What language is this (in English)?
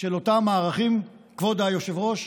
Hebrew